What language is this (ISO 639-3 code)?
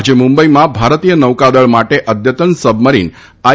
guj